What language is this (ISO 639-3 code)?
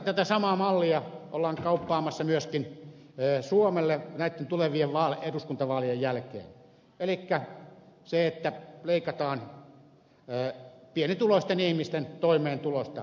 fin